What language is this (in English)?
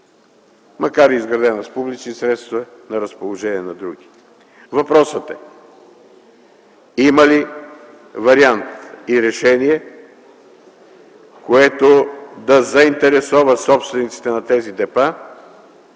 Bulgarian